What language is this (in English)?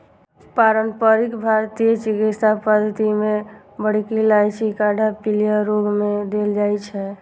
Maithili